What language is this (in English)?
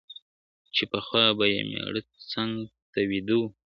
Pashto